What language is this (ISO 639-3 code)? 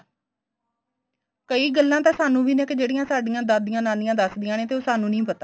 pan